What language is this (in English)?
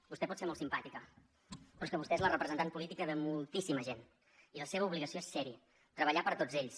Catalan